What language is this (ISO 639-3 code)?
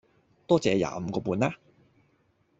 yue